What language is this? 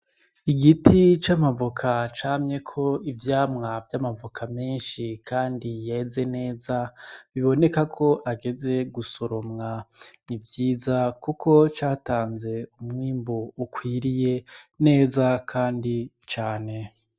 Rundi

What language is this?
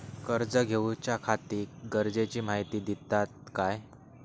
Marathi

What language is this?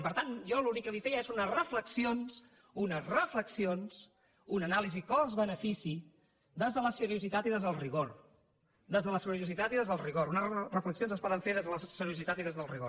Catalan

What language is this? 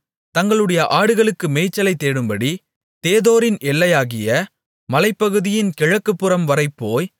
Tamil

